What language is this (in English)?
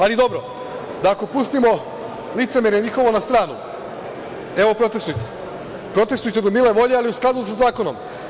Serbian